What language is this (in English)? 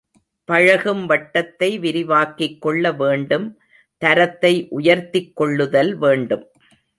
Tamil